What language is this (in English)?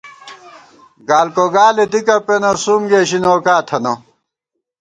Gawar-Bati